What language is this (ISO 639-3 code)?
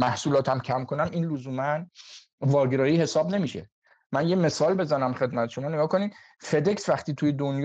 fas